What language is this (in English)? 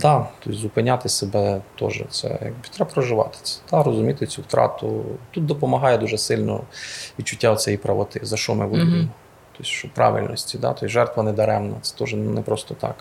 Ukrainian